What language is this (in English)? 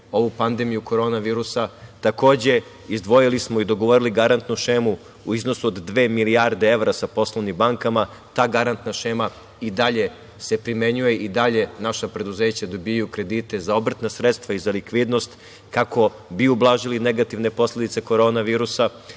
Serbian